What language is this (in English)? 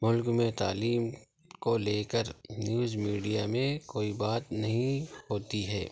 Urdu